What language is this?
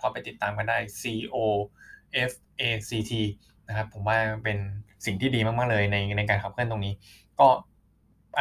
Thai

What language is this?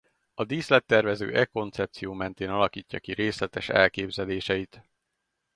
Hungarian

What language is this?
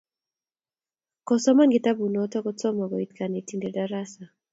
Kalenjin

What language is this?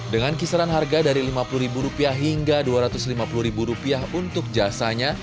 Indonesian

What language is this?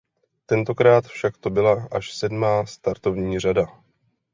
Czech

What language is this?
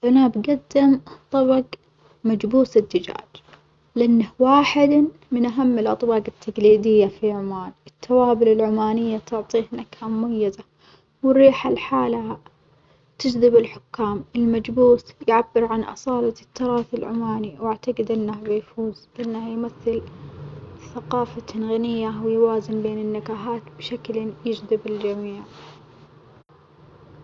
Omani Arabic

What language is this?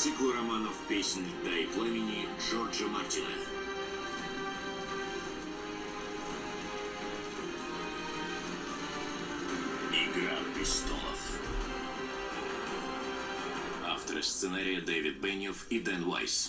Russian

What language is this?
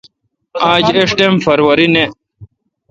Kalkoti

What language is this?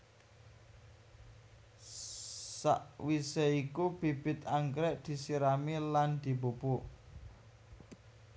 Javanese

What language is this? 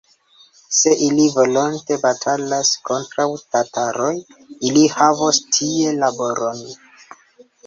Esperanto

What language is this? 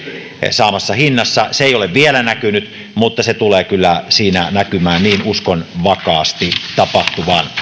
Finnish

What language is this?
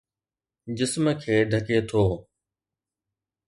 Sindhi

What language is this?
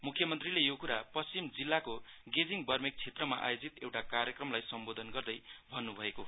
Nepali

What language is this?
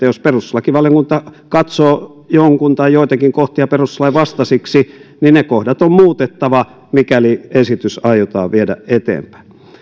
Finnish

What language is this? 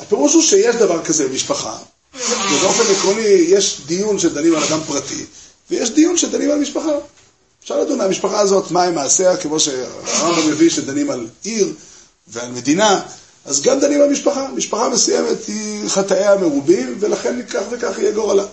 Hebrew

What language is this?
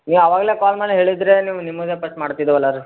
Kannada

